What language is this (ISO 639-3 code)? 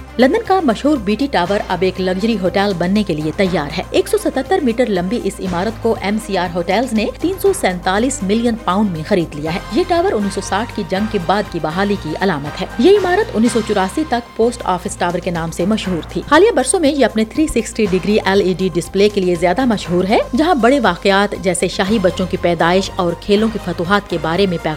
urd